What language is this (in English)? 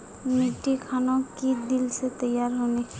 Magahi